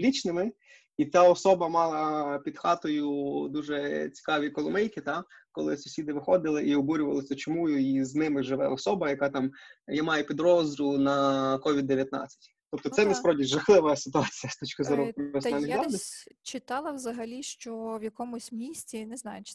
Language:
Ukrainian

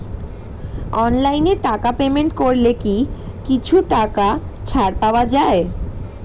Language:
Bangla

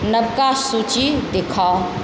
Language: Maithili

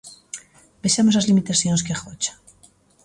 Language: Galician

